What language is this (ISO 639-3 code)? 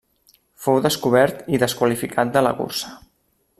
cat